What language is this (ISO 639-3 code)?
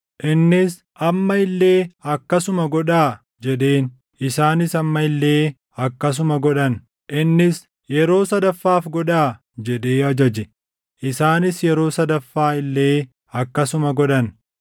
orm